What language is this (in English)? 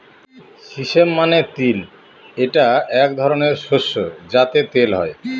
Bangla